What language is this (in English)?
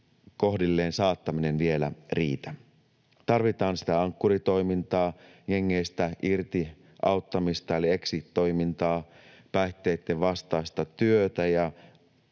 Finnish